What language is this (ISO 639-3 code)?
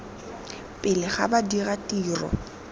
tsn